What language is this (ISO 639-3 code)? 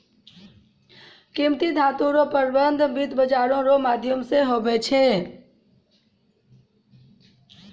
mai